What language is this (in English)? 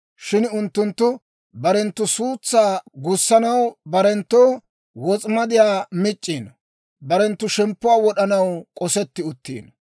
Dawro